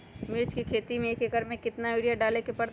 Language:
Magahi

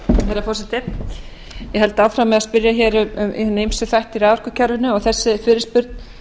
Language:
Icelandic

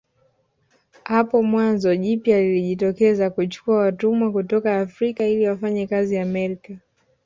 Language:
Swahili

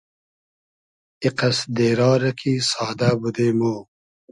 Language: Hazaragi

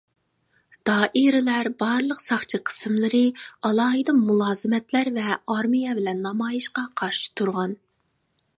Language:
Uyghur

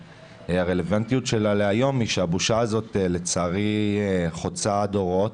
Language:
Hebrew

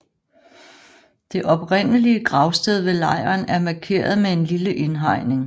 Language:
Danish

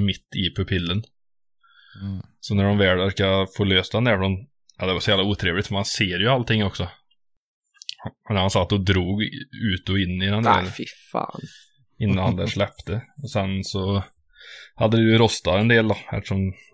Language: Swedish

